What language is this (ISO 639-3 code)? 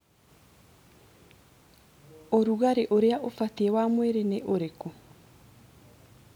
kik